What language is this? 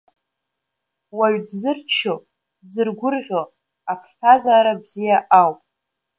Abkhazian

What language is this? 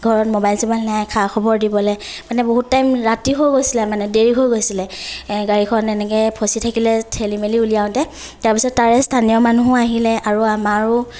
Assamese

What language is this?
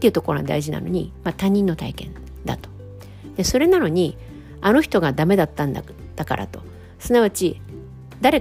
Japanese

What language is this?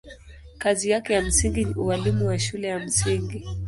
Swahili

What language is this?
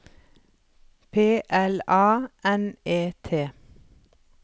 Norwegian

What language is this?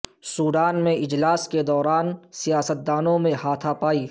Urdu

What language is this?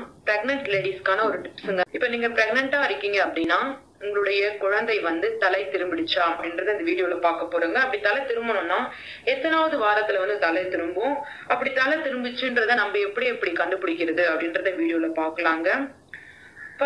English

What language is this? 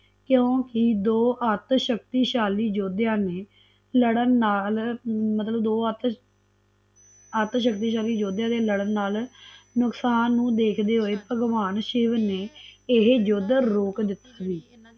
Punjabi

